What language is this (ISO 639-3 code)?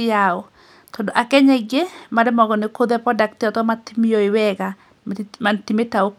kik